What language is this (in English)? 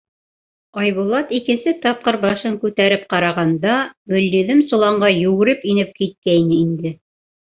Bashkir